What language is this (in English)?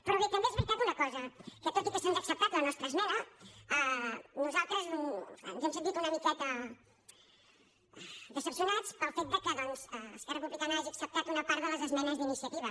Catalan